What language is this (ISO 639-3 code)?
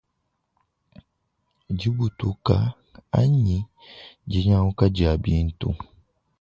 lua